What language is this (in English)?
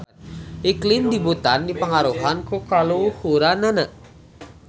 Sundanese